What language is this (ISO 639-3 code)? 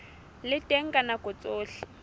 sot